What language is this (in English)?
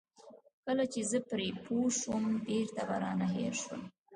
Pashto